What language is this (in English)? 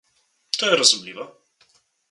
Slovenian